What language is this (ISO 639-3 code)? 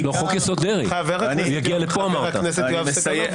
heb